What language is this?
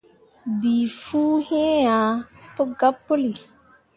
Mundang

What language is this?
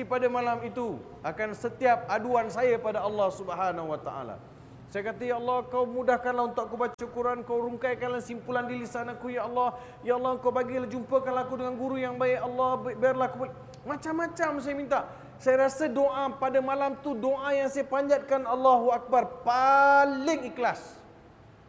Malay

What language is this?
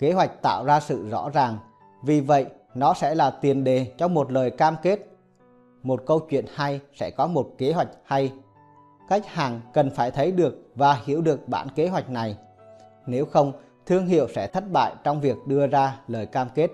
Vietnamese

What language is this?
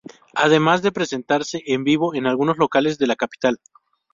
Spanish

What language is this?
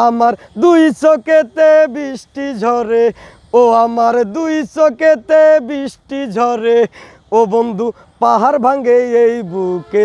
Bangla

